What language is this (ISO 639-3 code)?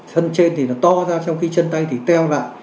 vie